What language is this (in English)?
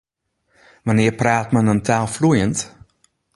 Western Frisian